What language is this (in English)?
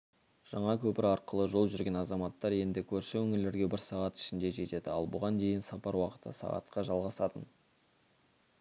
Kazakh